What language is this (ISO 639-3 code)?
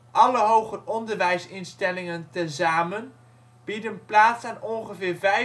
nld